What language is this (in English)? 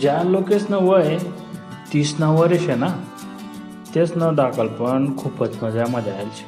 Marathi